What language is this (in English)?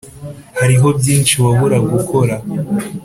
Kinyarwanda